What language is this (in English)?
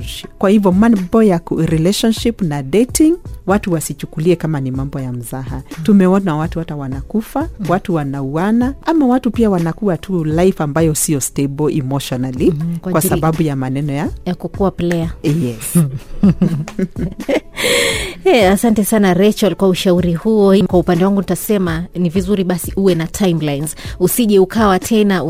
Swahili